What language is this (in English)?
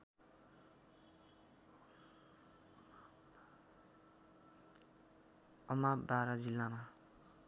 Nepali